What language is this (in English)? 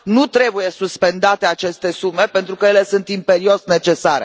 Romanian